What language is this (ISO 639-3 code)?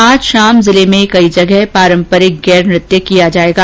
hin